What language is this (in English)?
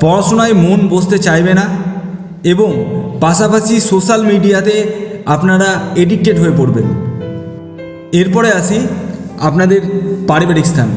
Hindi